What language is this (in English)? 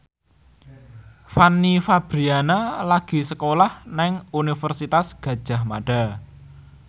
Javanese